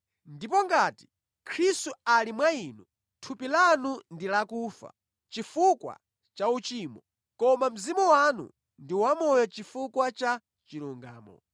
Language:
Nyanja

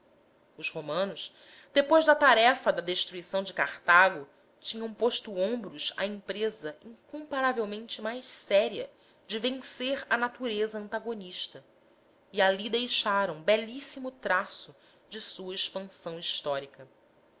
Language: Portuguese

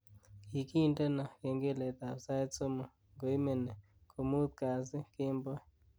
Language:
Kalenjin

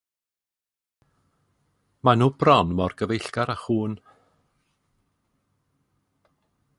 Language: Welsh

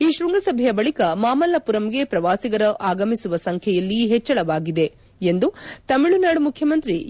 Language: Kannada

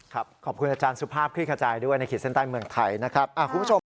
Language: Thai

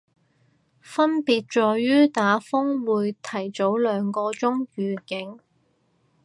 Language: Cantonese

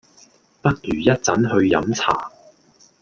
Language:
Cantonese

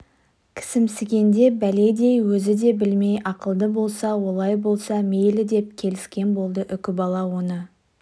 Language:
Kazakh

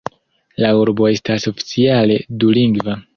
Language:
Esperanto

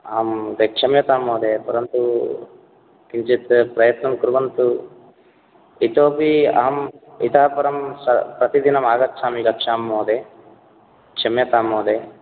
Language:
Sanskrit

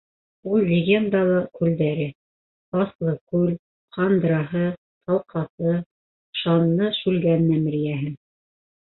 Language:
Bashkir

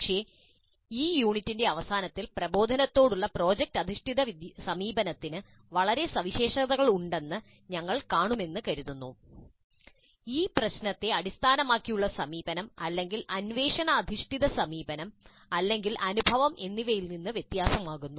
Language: Malayalam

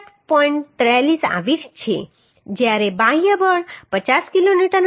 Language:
Gujarati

